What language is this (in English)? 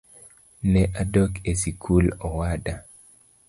Luo (Kenya and Tanzania)